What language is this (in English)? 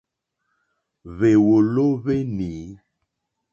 Mokpwe